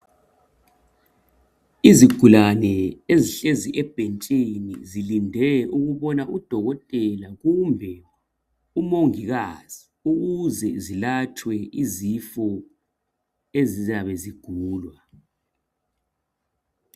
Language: North Ndebele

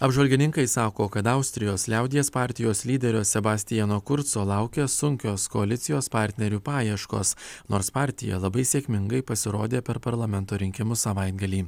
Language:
Lithuanian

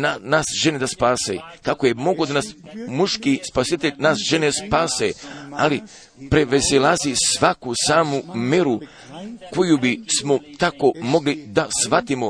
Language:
Croatian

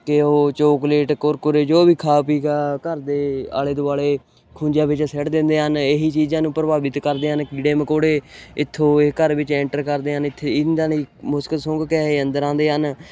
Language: Punjabi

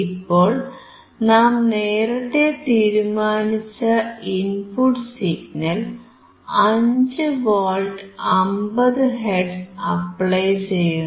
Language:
Malayalam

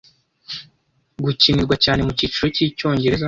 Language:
Kinyarwanda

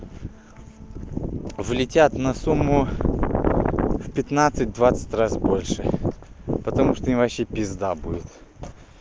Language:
Russian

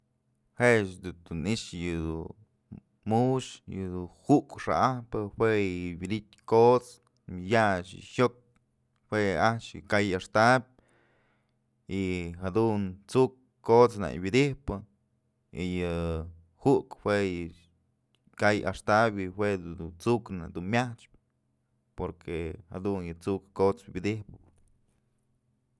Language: Mazatlán Mixe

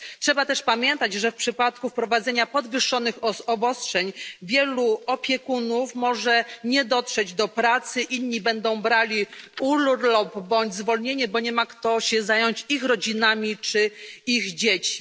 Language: Polish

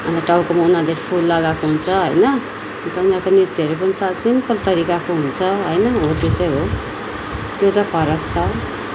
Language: Nepali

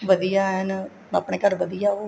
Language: Punjabi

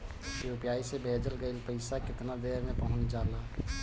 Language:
Bhojpuri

